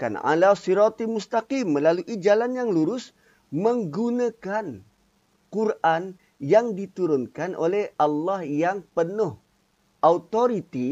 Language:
Malay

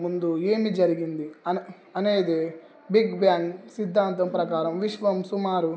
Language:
Telugu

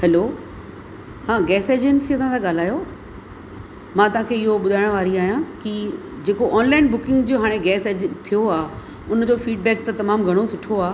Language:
Sindhi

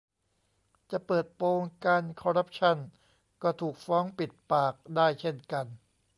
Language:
Thai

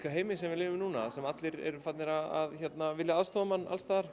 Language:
Icelandic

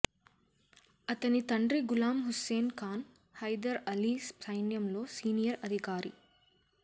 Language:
Telugu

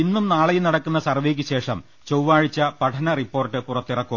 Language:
Malayalam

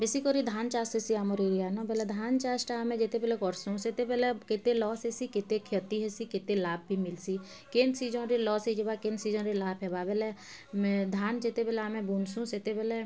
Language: Odia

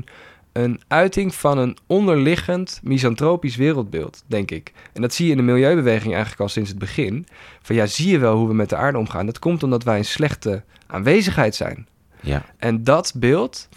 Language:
Dutch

